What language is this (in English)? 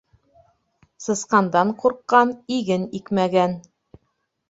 Bashkir